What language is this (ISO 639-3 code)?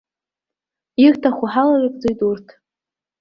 abk